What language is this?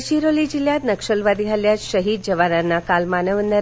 Marathi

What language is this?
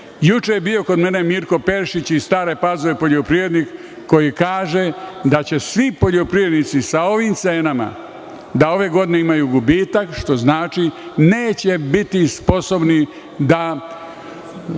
Serbian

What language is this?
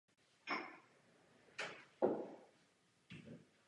Czech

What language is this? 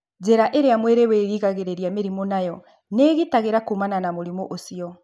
Kikuyu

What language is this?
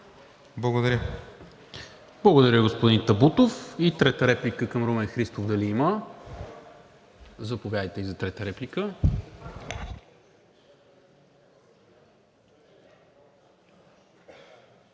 Bulgarian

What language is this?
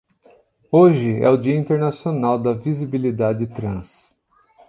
Portuguese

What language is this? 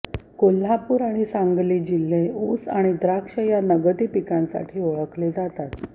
Marathi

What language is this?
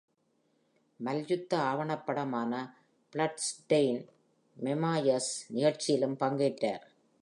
Tamil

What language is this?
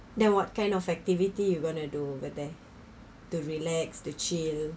English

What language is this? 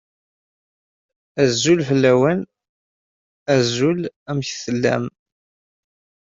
Kabyle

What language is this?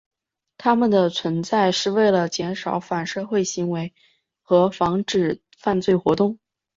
Chinese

